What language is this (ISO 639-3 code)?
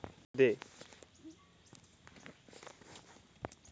hne